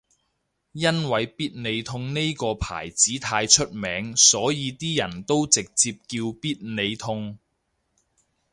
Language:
Cantonese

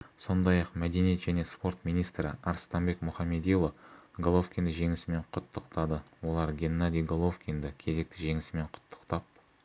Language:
Kazakh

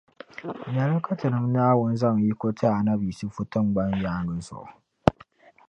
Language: Dagbani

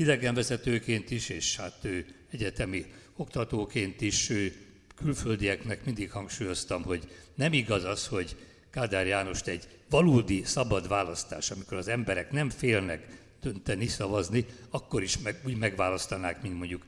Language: Hungarian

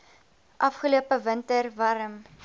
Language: Afrikaans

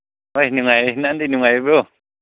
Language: Manipuri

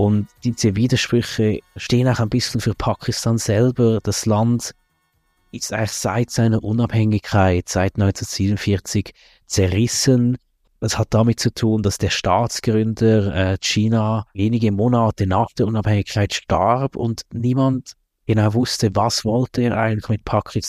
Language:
German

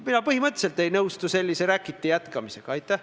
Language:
Estonian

